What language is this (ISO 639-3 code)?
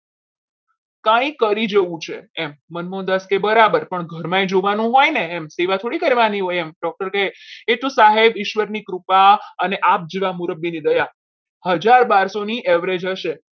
guj